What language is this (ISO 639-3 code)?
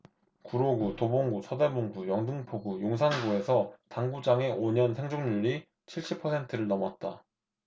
kor